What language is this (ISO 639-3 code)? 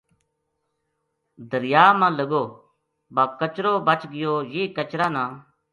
gju